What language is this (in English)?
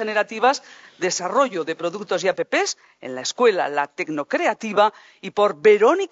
Spanish